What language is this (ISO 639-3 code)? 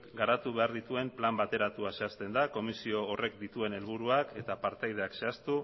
eus